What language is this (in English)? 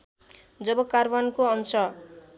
Nepali